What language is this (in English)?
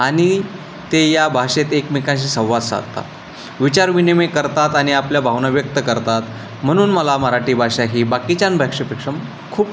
Marathi